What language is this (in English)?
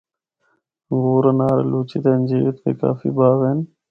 Northern Hindko